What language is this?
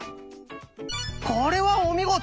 Japanese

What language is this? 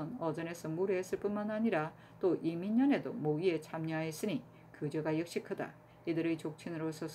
Korean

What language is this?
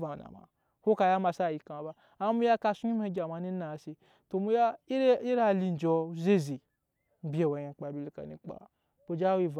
Nyankpa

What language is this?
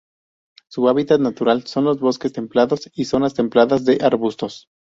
Spanish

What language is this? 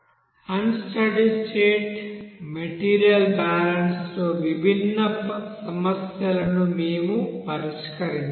Telugu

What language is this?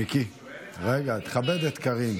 Hebrew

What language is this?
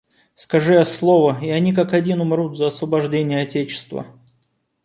Russian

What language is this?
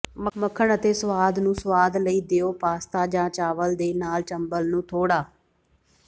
Punjabi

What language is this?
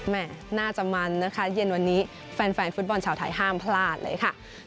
Thai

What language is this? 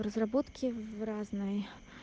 Russian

